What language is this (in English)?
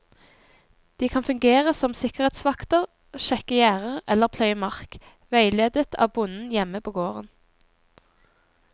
Norwegian